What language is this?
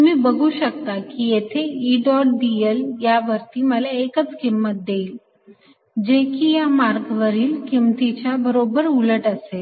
Marathi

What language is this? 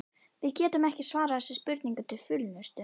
Icelandic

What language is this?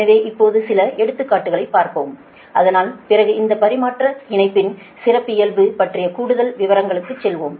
Tamil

